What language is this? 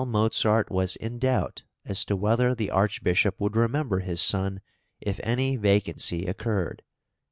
English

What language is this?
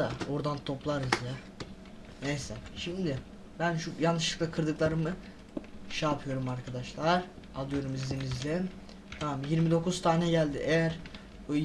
Turkish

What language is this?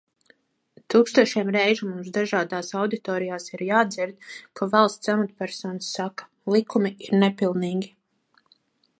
Latvian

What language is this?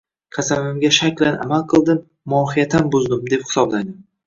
Uzbek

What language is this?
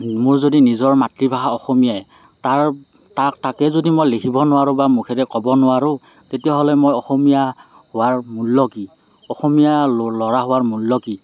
Assamese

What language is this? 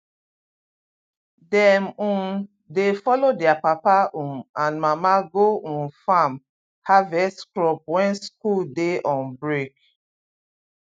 Nigerian Pidgin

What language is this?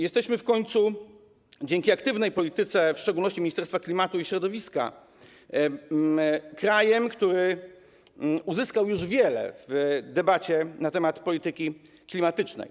Polish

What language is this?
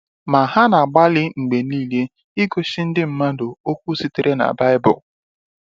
Igbo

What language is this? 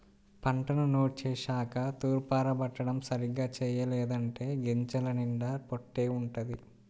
Telugu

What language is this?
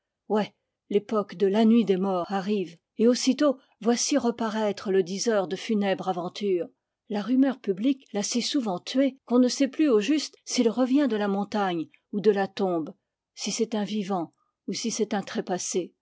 French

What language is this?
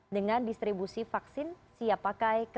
Indonesian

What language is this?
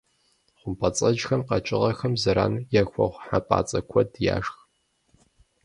Kabardian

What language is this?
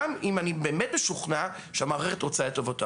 Hebrew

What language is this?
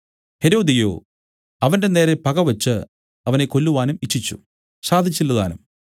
Malayalam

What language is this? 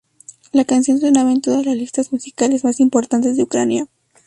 Spanish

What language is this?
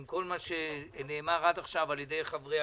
Hebrew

